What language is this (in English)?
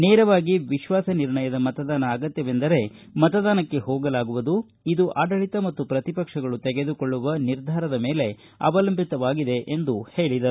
Kannada